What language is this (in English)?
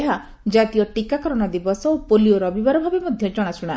Odia